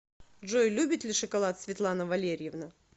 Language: Russian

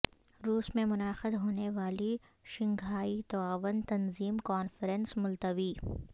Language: Urdu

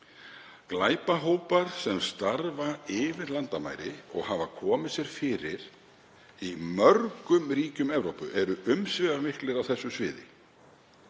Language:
Icelandic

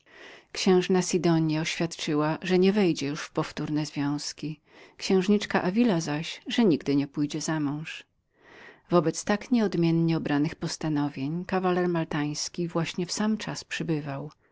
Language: Polish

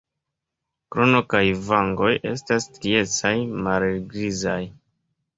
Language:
Esperanto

